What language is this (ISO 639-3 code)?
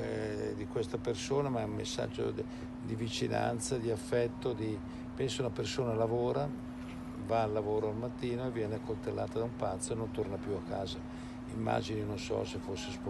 ita